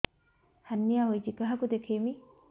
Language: Odia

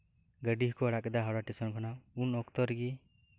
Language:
Santali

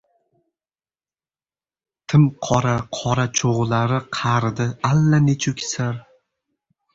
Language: Uzbek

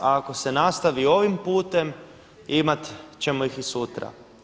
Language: Croatian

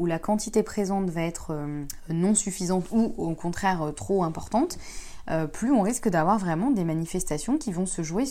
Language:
French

